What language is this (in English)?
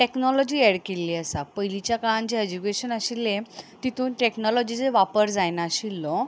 Konkani